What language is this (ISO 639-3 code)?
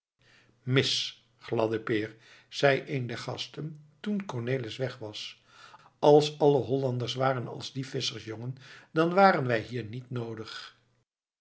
nld